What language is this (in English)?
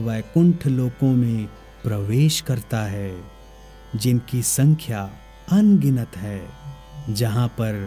Hindi